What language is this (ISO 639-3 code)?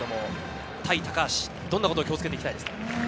jpn